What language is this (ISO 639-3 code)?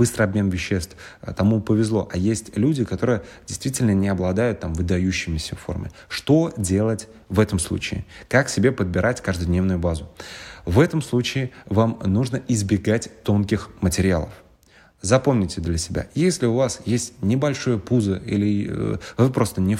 rus